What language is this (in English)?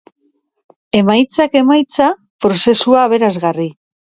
Basque